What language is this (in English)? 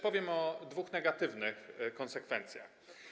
Polish